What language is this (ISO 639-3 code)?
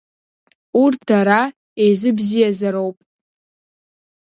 abk